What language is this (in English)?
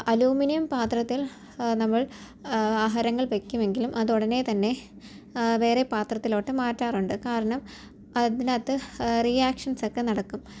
Malayalam